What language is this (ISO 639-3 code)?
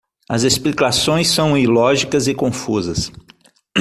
por